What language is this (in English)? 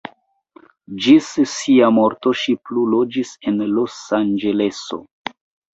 Esperanto